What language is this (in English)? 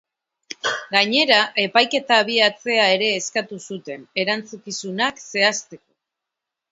Basque